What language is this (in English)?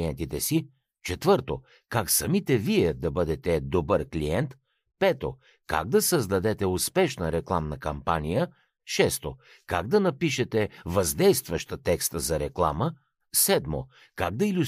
Bulgarian